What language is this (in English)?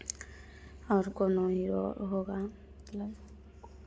Hindi